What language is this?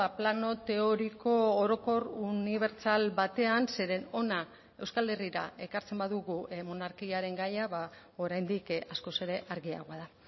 Basque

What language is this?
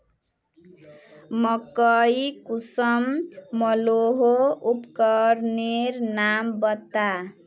Magahi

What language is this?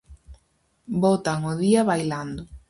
Galician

